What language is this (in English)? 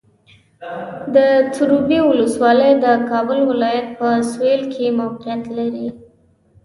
Pashto